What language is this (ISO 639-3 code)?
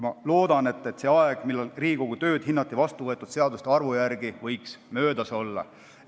est